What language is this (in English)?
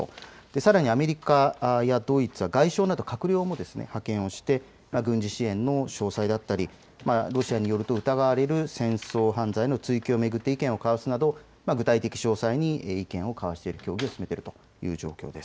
Japanese